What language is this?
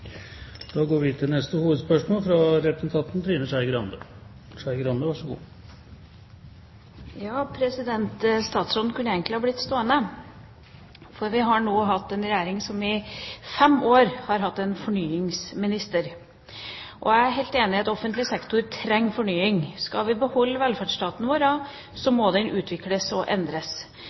Norwegian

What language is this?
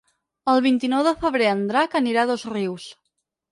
Catalan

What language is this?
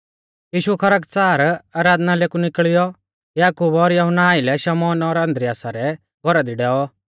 Mahasu Pahari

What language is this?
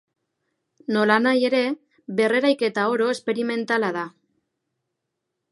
Basque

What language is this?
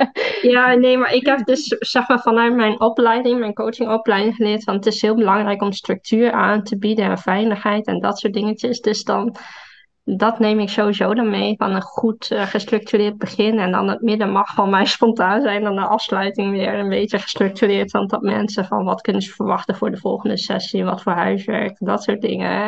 Dutch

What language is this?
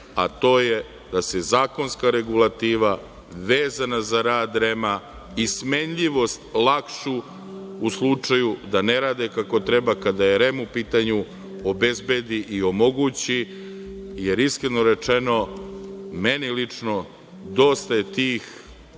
Serbian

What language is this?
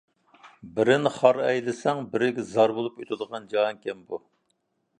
Uyghur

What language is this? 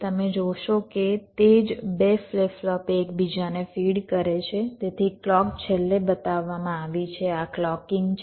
Gujarati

